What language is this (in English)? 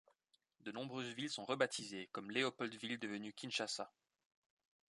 French